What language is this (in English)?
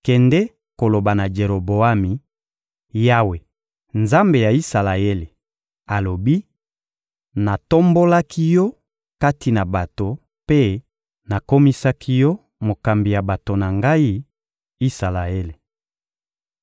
Lingala